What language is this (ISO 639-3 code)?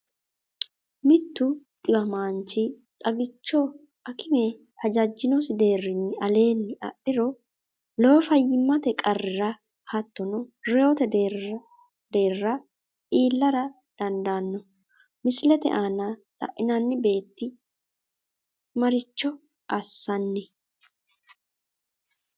sid